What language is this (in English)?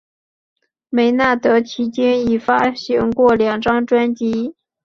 Chinese